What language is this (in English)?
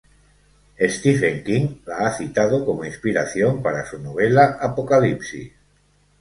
Spanish